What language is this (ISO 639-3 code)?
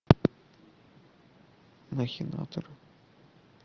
rus